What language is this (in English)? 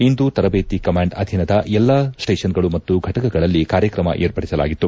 Kannada